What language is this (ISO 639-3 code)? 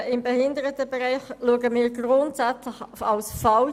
gsw